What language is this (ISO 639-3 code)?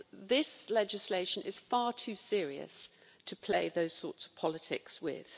eng